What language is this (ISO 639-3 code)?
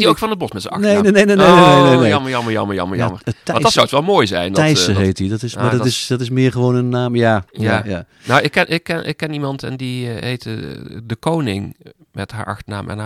nld